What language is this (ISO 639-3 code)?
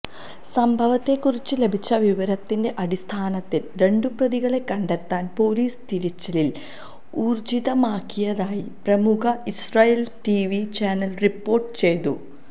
mal